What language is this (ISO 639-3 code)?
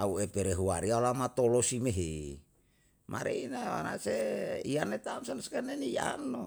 jal